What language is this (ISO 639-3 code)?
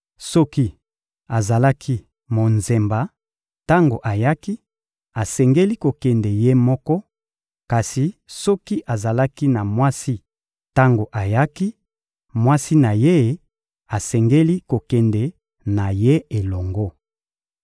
lin